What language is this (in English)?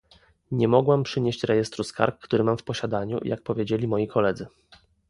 Polish